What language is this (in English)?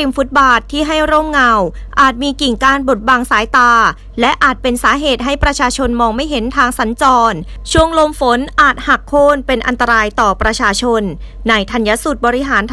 Thai